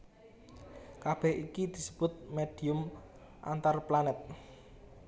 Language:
Javanese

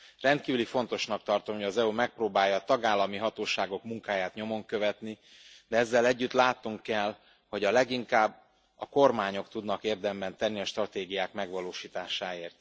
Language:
Hungarian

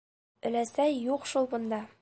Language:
Bashkir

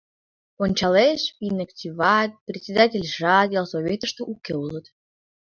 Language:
Mari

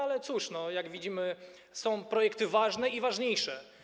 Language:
Polish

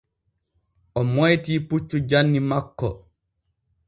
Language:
Borgu Fulfulde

